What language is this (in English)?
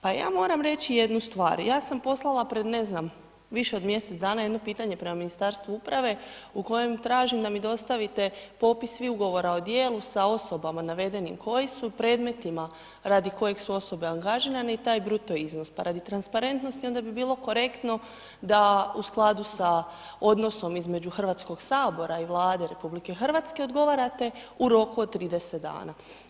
Croatian